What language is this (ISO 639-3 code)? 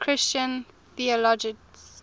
eng